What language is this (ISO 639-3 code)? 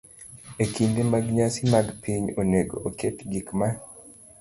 luo